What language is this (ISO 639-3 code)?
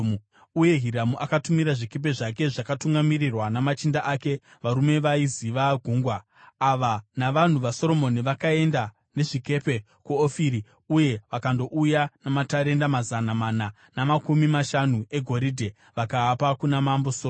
sna